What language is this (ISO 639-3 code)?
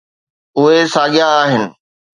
snd